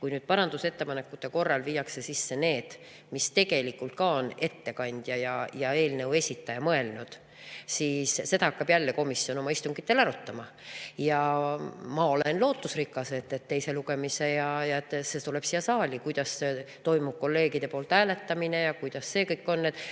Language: Estonian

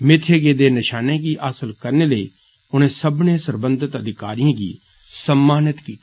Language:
Dogri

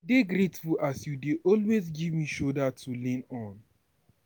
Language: Nigerian Pidgin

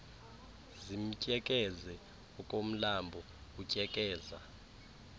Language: Xhosa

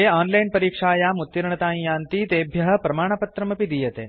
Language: Sanskrit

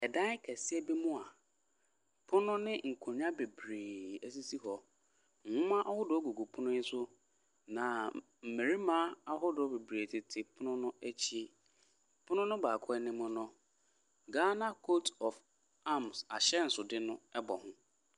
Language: Akan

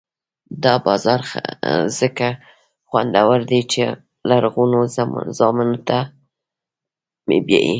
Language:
Pashto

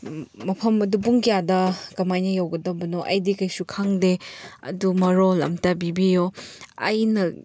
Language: Manipuri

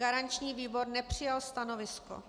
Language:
Czech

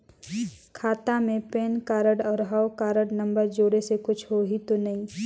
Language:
Chhattisgarhi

